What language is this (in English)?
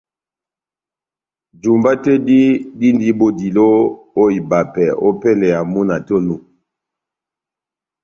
Batanga